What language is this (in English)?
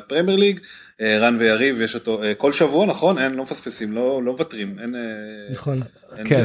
Hebrew